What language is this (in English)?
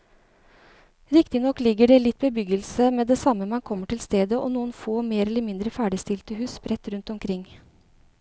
Norwegian